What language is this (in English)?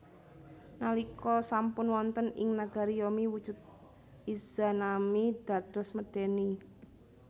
Javanese